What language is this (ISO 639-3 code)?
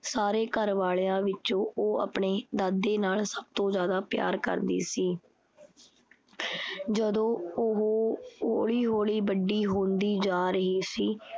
pan